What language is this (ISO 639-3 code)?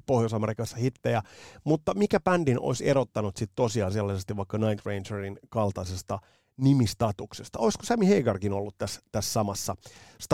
fin